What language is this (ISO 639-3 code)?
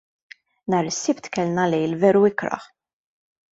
mlt